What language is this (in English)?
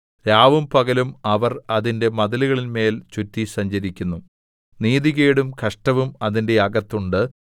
Malayalam